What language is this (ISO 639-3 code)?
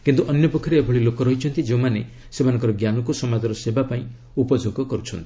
ori